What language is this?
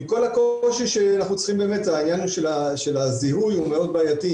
Hebrew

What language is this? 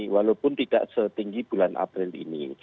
Indonesian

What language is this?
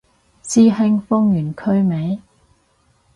Cantonese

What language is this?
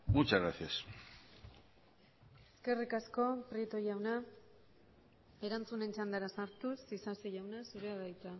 Basque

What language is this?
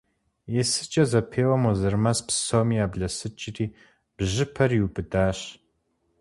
Kabardian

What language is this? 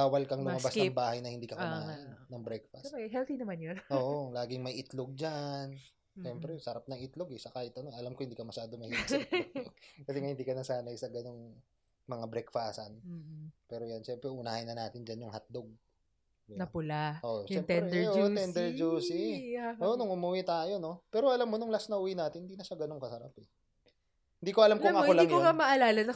Filipino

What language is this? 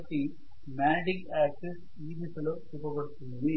Telugu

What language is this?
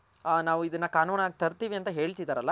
Kannada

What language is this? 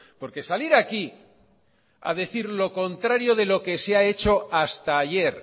Spanish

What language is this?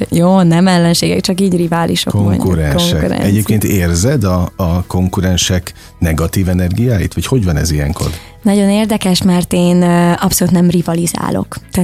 Hungarian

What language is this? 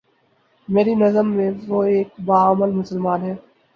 Urdu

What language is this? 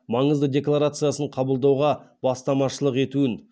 Kazakh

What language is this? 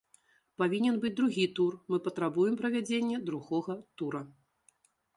Belarusian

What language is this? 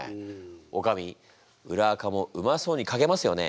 Japanese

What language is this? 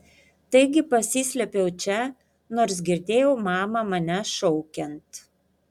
Lithuanian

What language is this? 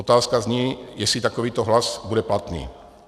Czech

